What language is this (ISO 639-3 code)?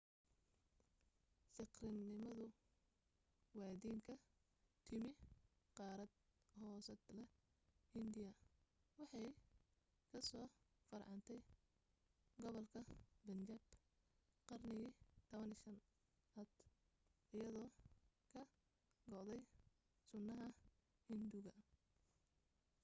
som